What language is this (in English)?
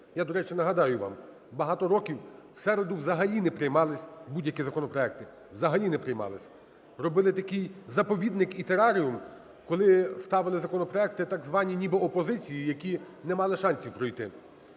Ukrainian